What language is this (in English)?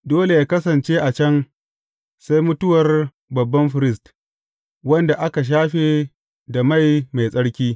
Hausa